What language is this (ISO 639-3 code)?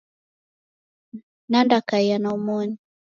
dav